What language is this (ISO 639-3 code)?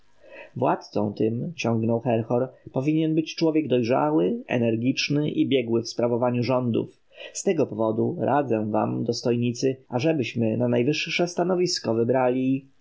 pol